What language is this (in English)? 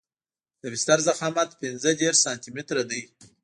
Pashto